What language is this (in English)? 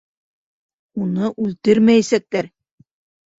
Bashkir